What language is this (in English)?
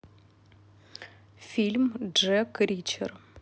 Russian